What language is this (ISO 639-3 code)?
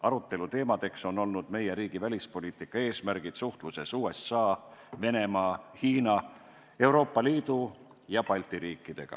est